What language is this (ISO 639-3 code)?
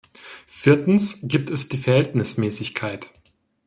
deu